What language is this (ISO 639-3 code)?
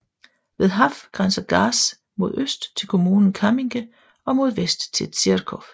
dan